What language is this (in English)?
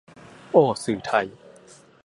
Thai